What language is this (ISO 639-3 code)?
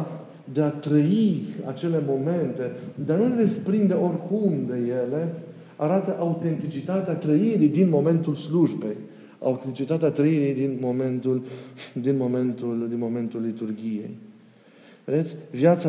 ron